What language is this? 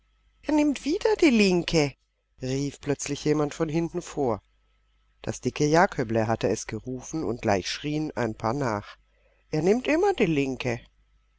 German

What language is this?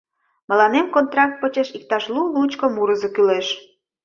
Mari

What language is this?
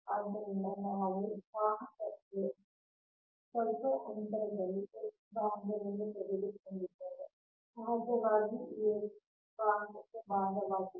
Kannada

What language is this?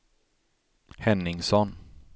Swedish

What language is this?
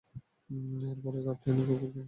Bangla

